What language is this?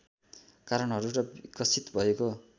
Nepali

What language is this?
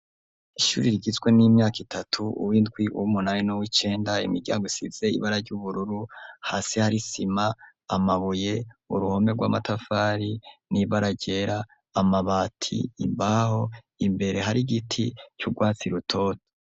Rundi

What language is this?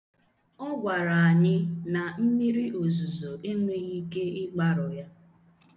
Igbo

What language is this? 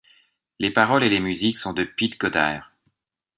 French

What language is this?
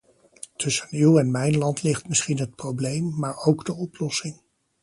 Dutch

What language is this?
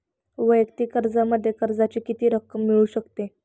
Marathi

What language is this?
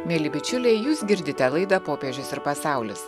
Lithuanian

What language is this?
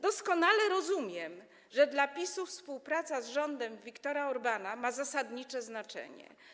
Polish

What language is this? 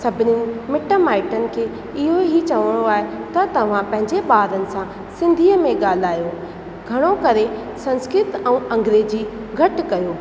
Sindhi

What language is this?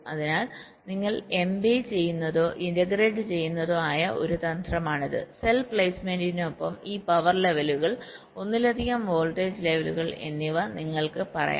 Malayalam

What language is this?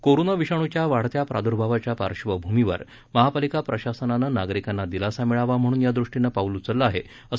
Marathi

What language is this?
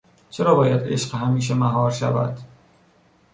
Persian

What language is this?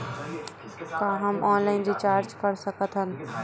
Chhattisgarhi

